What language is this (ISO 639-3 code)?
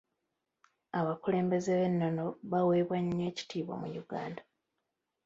lug